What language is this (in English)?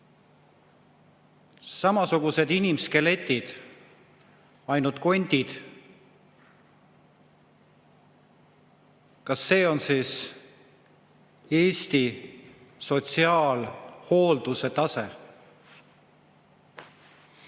Estonian